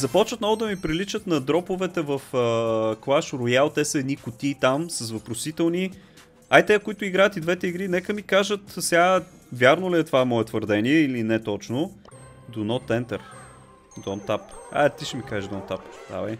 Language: Bulgarian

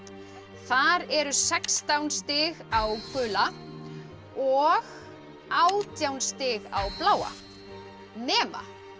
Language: Icelandic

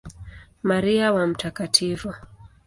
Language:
Swahili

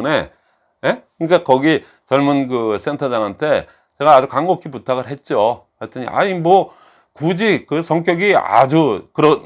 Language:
Korean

